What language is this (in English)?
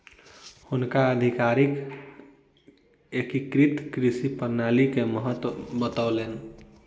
Maithili